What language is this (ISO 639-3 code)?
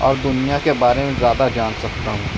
urd